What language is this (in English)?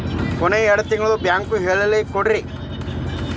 Kannada